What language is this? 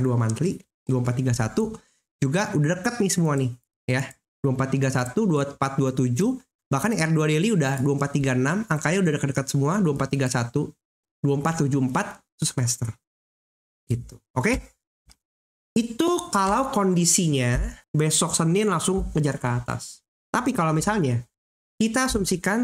Indonesian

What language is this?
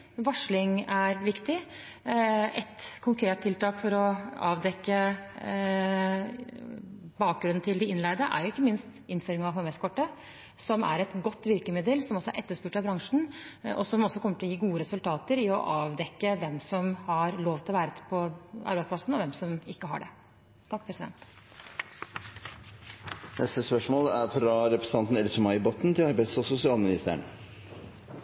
Norwegian Bokmål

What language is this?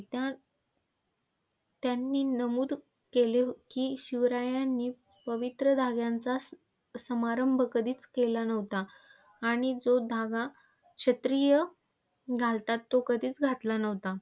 Marathi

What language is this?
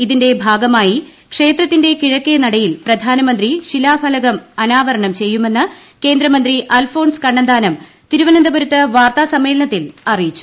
Malayalam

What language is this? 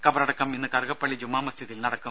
Malayalam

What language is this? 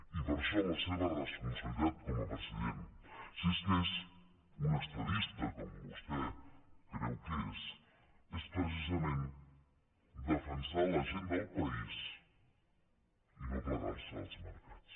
Catalan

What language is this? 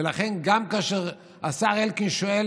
Hebrew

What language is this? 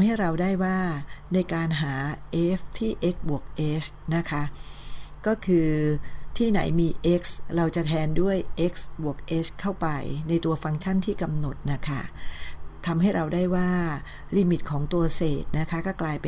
Thai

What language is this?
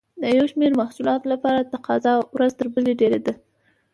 Pashto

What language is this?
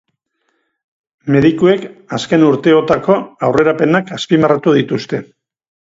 Basque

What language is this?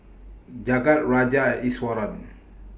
English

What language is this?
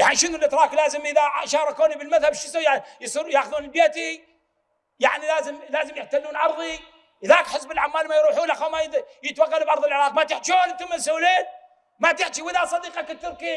Arabic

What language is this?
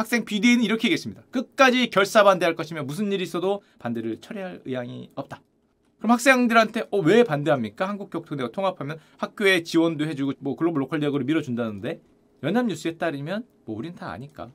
Korean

